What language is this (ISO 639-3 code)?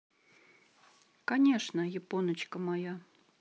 rus